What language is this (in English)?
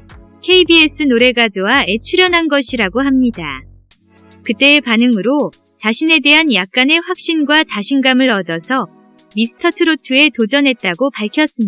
Korean